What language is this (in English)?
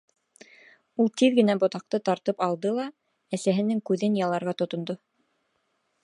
Bashkir